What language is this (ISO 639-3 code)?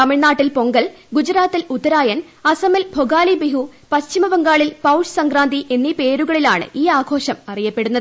mal